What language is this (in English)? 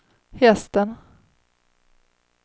Swedish